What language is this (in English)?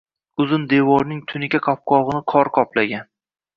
Uzbek